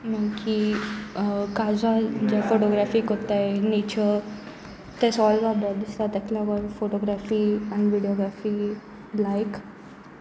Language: Konkani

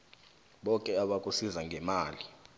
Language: South Ndebele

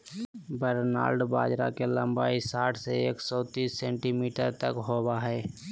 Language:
Magahi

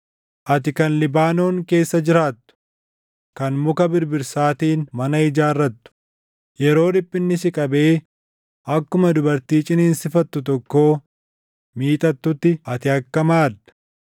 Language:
Oromo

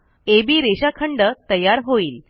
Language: Marathi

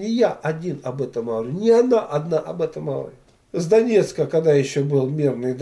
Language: Russian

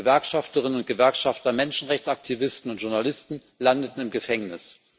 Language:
German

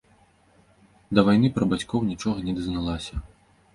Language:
Belarusian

